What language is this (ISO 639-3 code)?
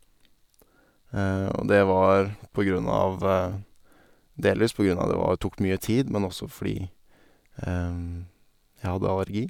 nor